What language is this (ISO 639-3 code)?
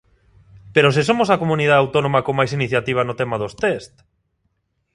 glg